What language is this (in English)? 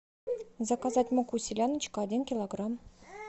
Russian